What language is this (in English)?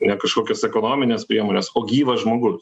Lithuanian